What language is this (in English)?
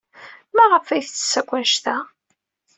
Kabyle